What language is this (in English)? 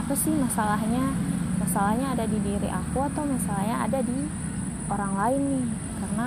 Indonesian